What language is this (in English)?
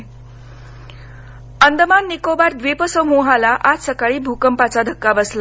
Marathi